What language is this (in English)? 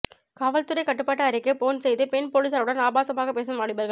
Tamil